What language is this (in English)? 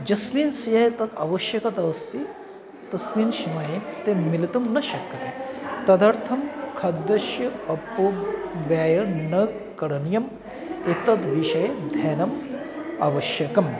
Sanskrit